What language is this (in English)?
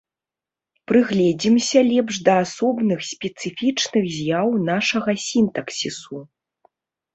Belarusian